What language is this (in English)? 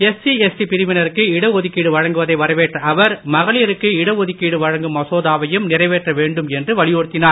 Tamil